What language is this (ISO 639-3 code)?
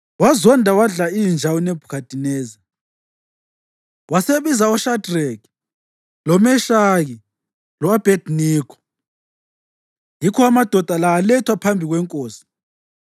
nde